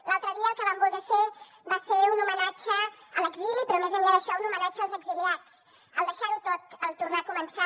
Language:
Catalan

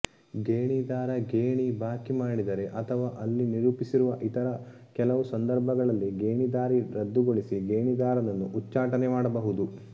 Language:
Kannada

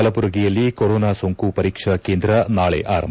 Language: Kannada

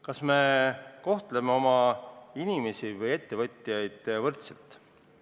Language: Estonian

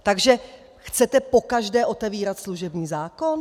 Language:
Czech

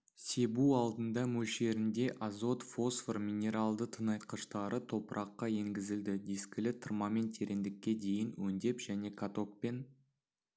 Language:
Kazakh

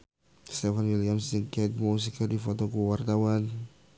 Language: Sundanese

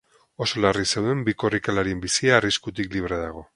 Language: Basque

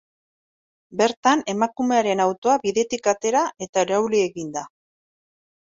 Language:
Basque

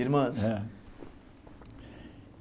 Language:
Portuguese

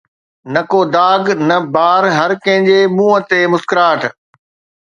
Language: Sindhi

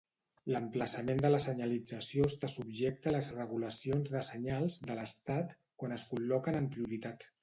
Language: Catalan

